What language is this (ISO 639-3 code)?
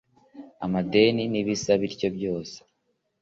kin